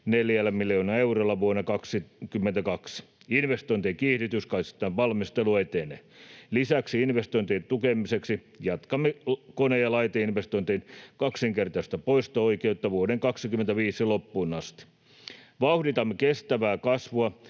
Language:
Finnish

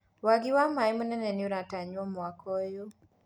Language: Kikuyu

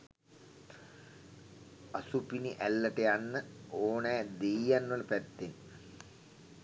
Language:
Sinhala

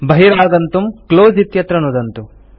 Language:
Sanskrit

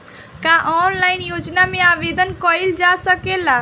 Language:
Bhojpuri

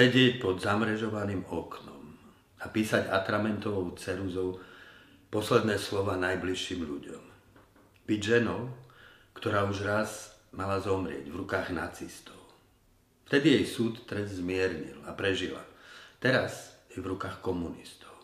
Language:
Slovak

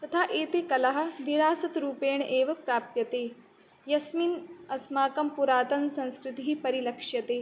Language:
Sanskrit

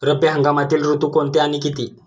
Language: Marathi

